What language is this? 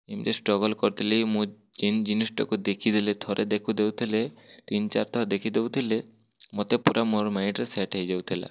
Odia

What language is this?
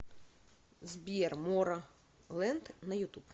Russian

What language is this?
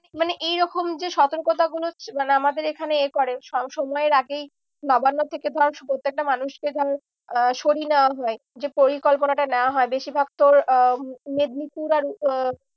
Bangla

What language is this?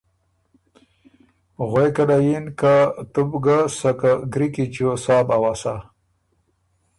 Ormuri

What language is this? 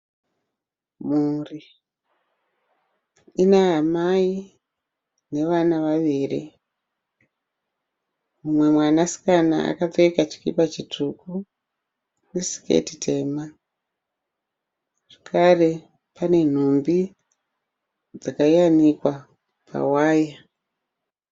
Shona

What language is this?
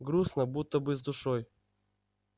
Russian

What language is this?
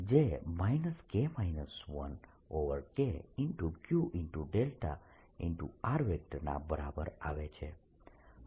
Gujarati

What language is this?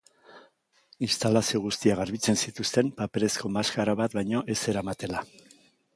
Basque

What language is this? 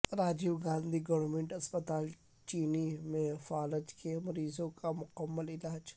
Urdu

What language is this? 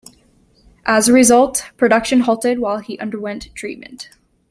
English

